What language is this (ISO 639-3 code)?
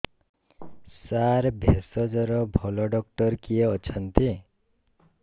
ori